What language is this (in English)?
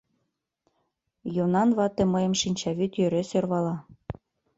Mari